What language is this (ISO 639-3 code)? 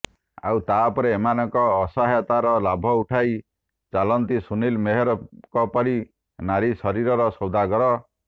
ori